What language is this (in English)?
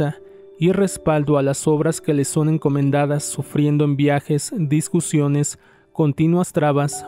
Spanish